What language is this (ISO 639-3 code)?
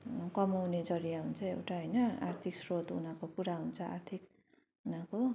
nep